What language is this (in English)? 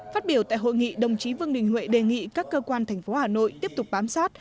Vietnamese